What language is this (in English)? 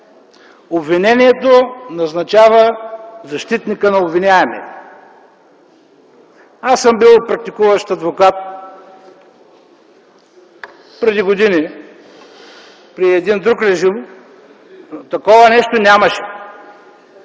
Bulgarian